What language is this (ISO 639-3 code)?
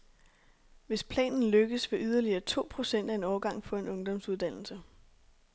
dan